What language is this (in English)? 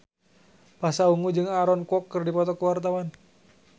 Sundanese